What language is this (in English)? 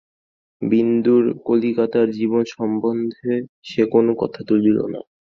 Bangla